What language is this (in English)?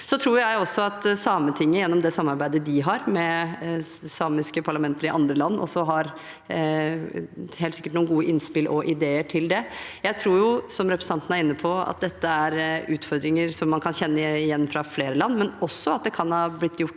Norwegian